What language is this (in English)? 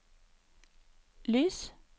Norwegian